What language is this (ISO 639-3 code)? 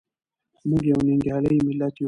pus